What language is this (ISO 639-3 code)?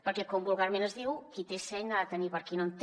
cat